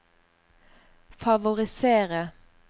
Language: Norwegian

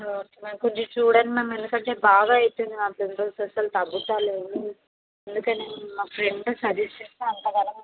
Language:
Telugu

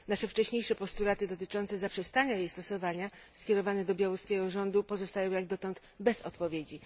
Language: Polish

